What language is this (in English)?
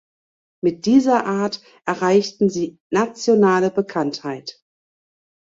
German